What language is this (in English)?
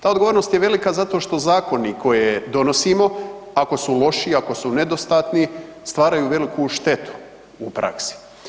Croatian